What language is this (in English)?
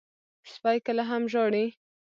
Pashto